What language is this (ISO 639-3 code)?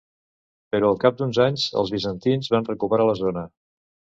cat